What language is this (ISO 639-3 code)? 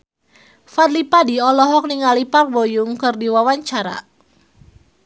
sun